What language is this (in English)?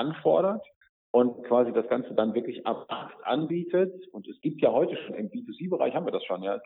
German